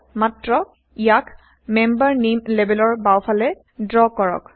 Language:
Assamese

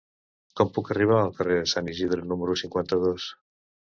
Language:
Catalan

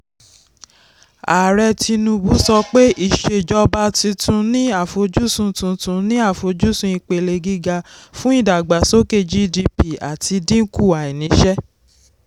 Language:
Yoruba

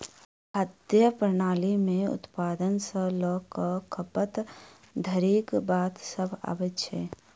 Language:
Maithili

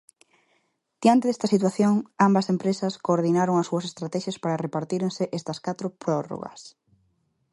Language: Galician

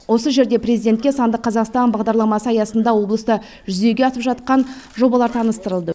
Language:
Kazakh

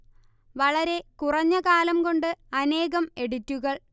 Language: Malayalam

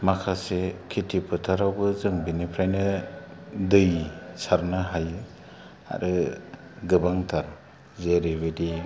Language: Bodo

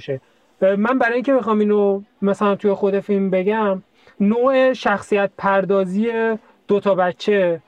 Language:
Persian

